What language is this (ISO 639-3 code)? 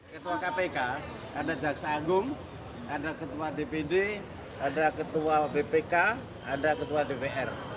ind